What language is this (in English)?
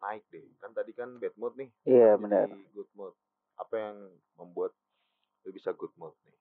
Indonesian